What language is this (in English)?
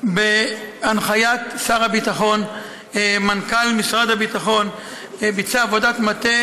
Hebrew